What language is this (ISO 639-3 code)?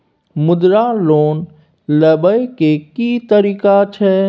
mai